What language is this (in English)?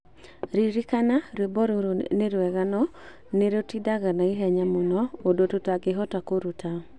Kikuyu